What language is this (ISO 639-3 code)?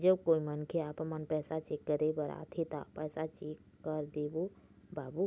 hne